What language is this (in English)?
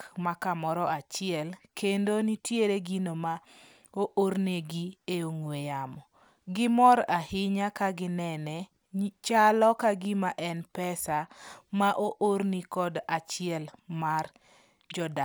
Luo (Kenya and Tanzania)